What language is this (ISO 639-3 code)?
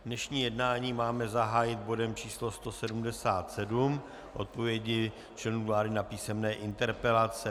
ces